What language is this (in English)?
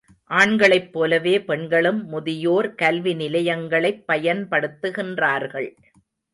Tamil